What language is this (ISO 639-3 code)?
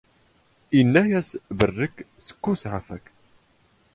zgh